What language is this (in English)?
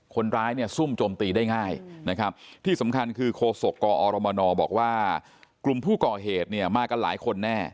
Thai